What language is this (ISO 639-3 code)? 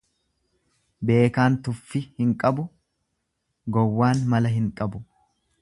orm